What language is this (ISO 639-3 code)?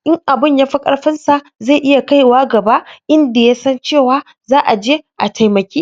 hau